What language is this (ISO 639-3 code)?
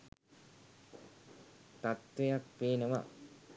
sin